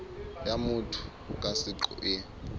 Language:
Southern Sotho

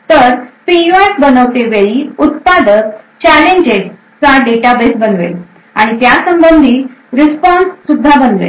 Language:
Marathi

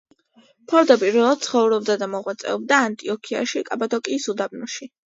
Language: Georgian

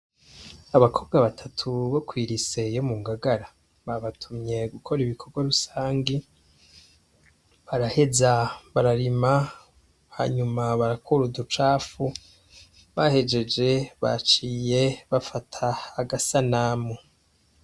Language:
Rundi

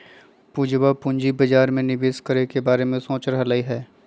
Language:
Magahi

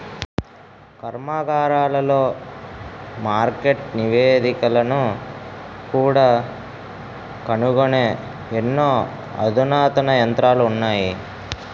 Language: Telugu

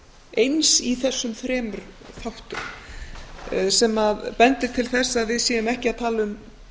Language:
Icelandic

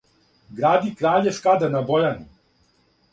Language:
Serbian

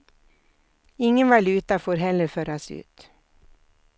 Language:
Swedish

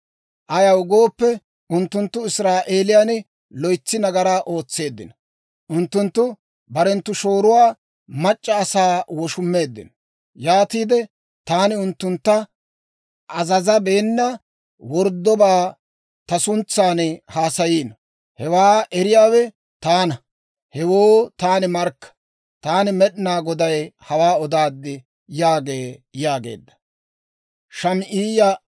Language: Dawro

